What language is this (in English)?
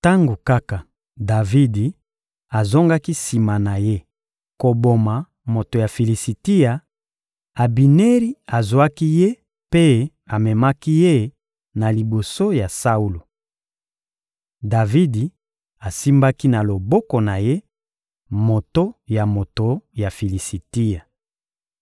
Lingala